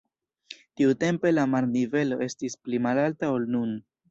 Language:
Esperanto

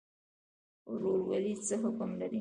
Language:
Pashto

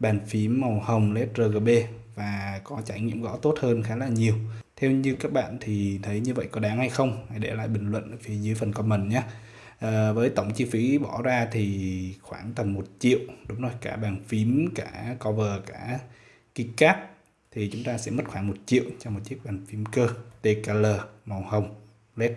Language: Vietnamese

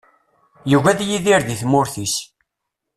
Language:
Kabyle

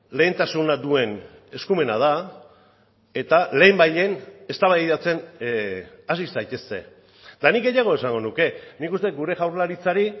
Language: Basque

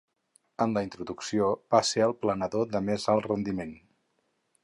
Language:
Catalan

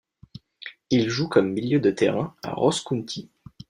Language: French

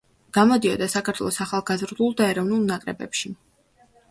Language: Georgian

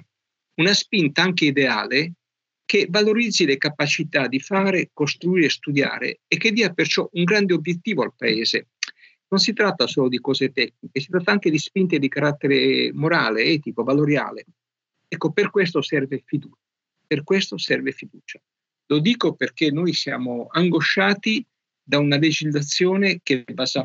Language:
Italian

